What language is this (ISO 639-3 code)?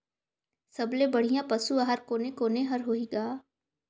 hne